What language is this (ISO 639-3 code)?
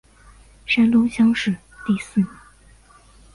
zho